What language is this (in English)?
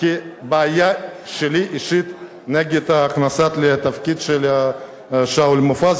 Hebrew